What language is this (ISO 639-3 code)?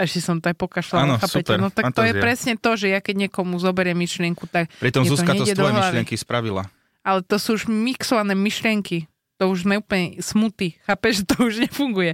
slk